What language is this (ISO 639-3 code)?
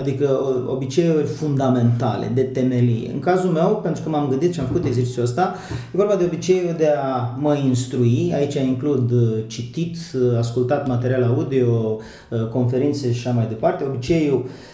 ron